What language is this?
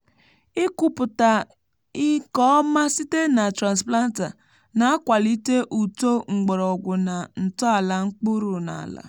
Igbo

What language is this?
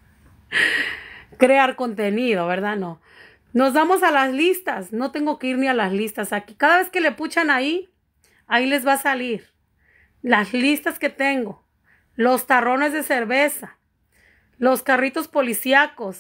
Spanish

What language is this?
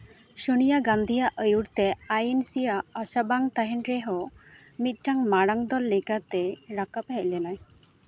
Santali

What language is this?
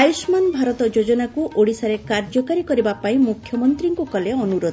Odia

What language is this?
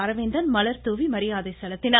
Tamil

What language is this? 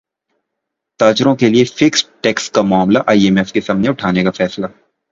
Urdu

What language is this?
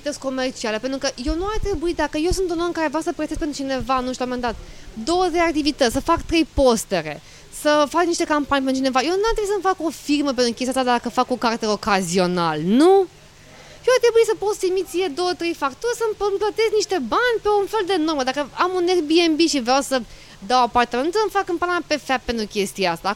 Romanian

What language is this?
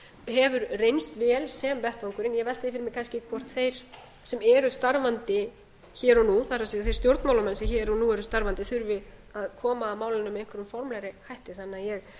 Icelandic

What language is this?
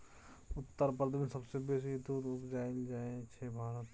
Maithili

